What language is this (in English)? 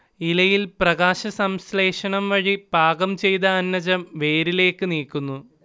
Malayalam